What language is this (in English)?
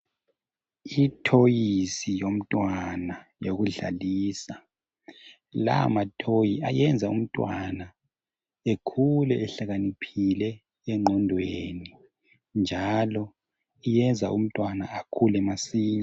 North Ndebele